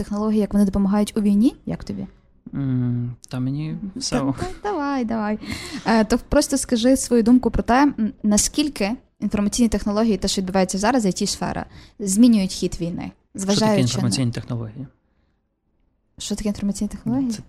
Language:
Ukrainian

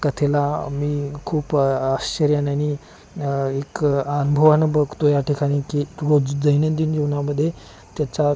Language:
Marathi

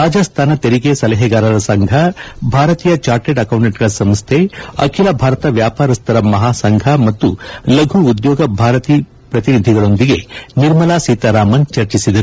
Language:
Kannada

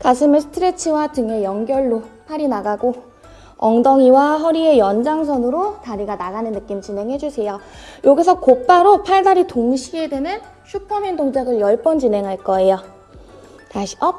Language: Korean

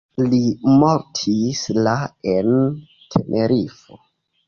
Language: Esperanto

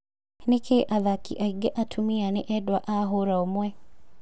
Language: Kikuyu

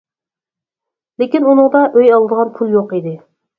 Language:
Uyghur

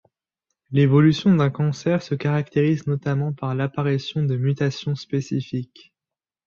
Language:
French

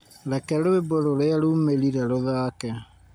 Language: Kikuyu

